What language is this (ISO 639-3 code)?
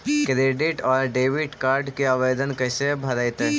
mag